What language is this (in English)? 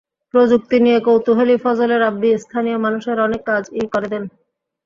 Bangla